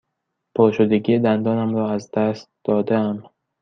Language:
Persian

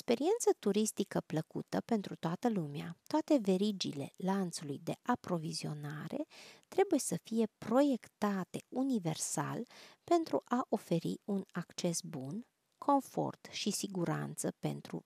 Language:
Romanian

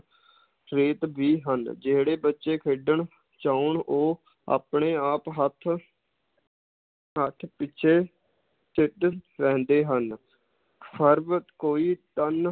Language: Punjabi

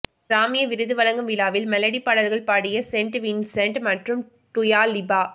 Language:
Tamil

